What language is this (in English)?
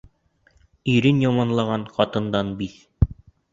Bashkir